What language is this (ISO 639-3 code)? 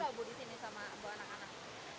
ind